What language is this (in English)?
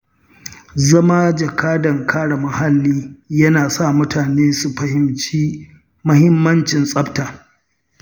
Hausa